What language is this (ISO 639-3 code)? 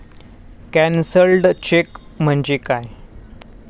mar